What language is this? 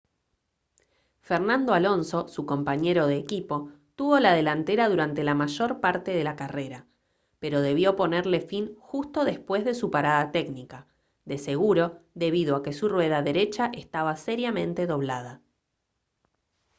Spanish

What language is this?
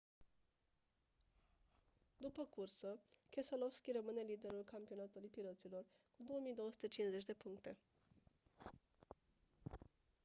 Romanian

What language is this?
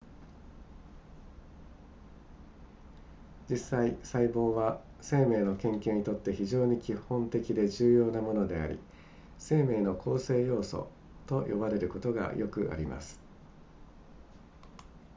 Japanese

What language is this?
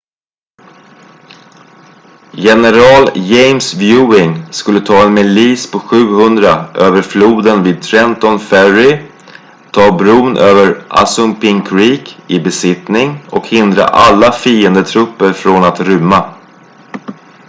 Swedish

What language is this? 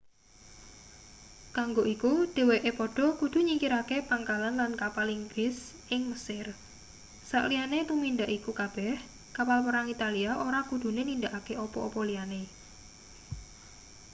Javanese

